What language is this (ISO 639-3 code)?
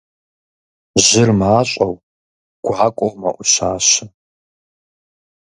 kbd